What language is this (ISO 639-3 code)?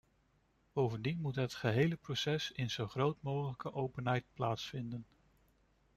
nld